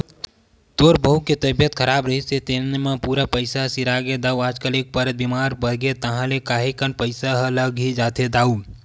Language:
Chhattisgarhi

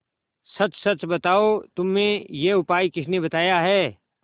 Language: Hindi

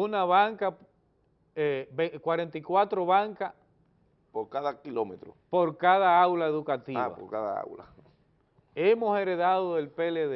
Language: Spanish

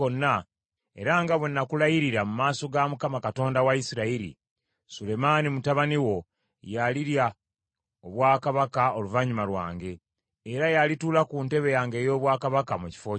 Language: Ganda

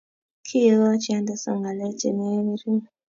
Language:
Kalenjin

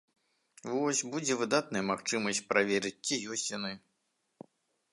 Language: Belarusian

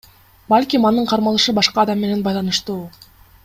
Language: Kyrgyz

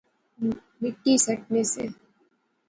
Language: Pahari-Potwari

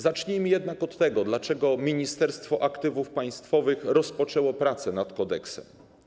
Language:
Polish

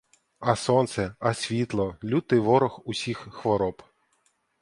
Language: Ukrainian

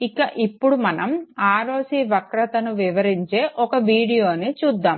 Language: Telugu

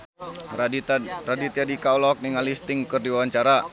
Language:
Sundanese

